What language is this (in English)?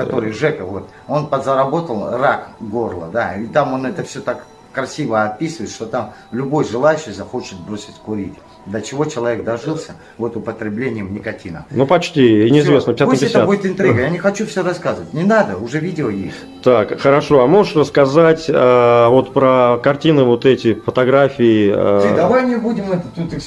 Russian